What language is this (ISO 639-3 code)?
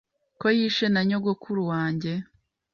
kin